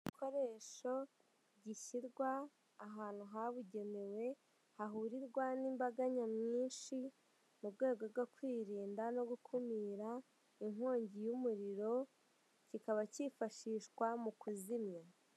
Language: Kinyarwanda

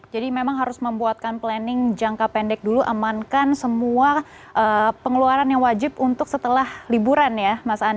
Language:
Indonesian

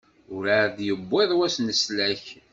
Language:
Kabyle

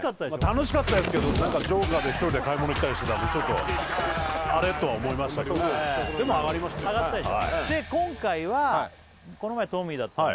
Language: Japanese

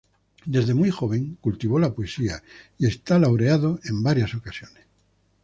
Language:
Spanish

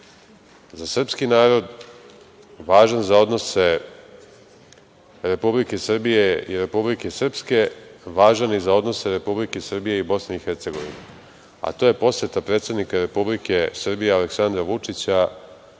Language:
Serbian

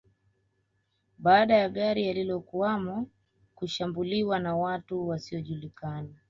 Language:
Swahili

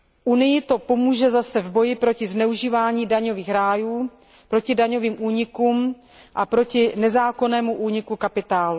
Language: Czech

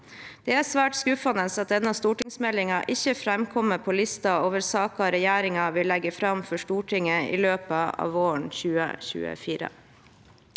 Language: Norwegian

